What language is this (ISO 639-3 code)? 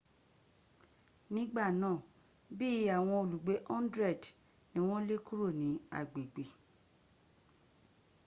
yor